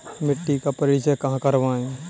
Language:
Hindi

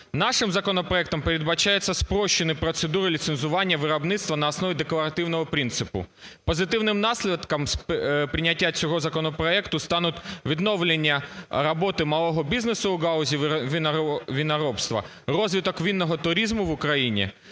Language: Ukrainian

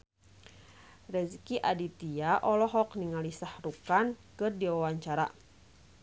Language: Sundanese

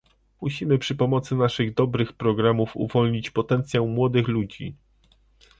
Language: Polish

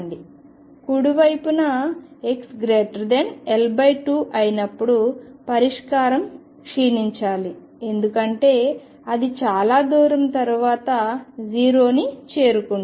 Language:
Telugu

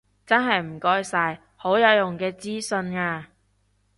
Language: Cantonese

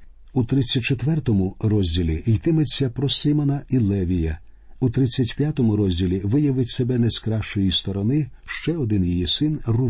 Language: Ukrainian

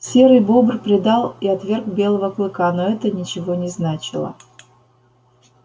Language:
Russian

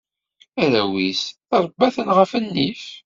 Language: Kabyle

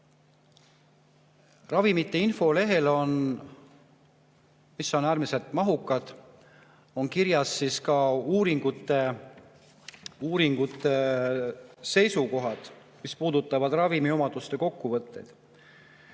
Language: Estonian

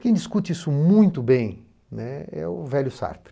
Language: Portuguese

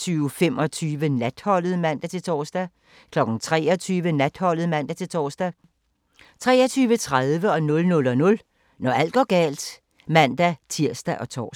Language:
Danish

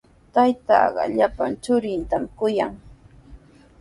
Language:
Sihuas Ancash Quechua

